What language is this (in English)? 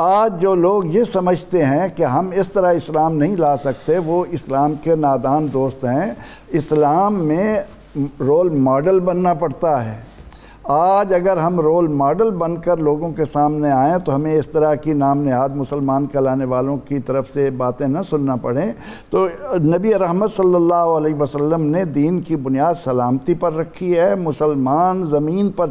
Urdu